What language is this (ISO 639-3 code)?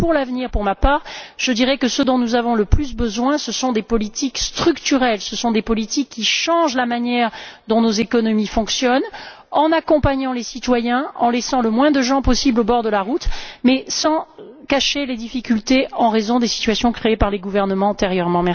fra